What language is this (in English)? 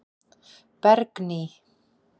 Icelandic